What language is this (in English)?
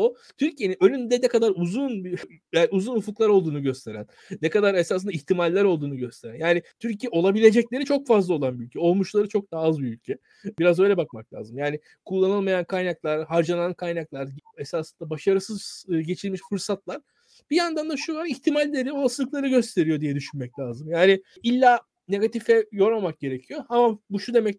Turkish